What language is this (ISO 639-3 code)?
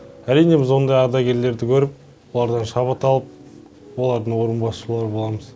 kaz